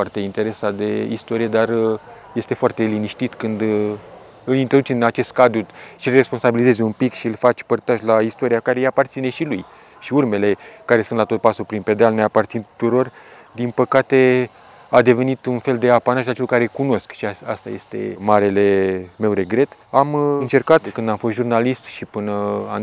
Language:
Romanian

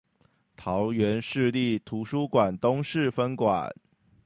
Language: Chinese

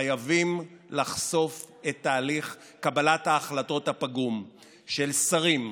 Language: Hebrew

